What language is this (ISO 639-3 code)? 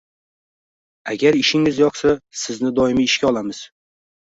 uzb